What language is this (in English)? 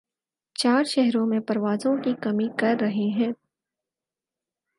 Urdu